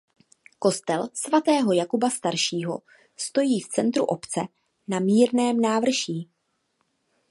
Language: Czech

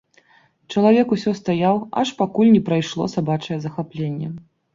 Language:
Belarusian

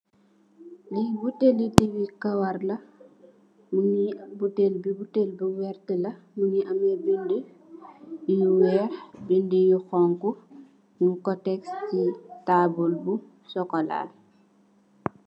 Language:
Wolof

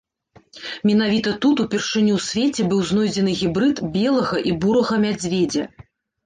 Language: Belarusian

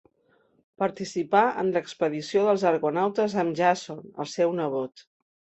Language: Catalan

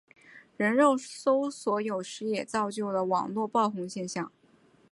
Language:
Chinese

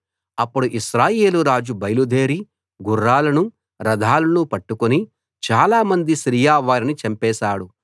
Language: Telugu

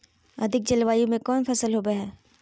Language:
Magahi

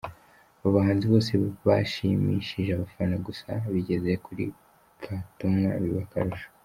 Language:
Kinyarwanda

